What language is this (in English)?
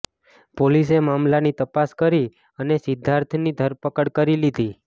Gujarati